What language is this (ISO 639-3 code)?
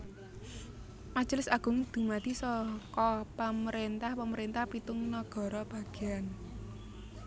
jav